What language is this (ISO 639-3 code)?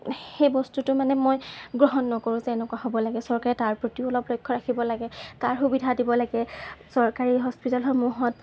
asm